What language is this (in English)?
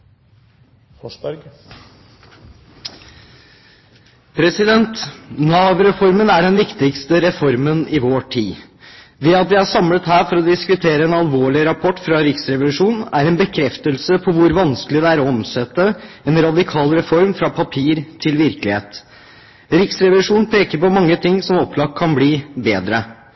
Norwegian Bokmål